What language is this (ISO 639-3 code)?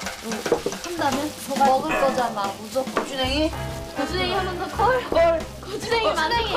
kor